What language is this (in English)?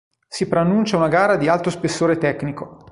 Italian